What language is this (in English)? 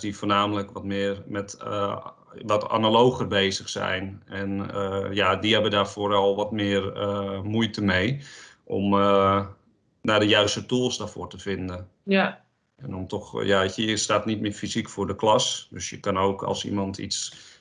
Dutch